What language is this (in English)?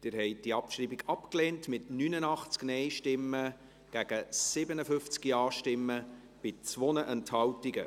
Swiss German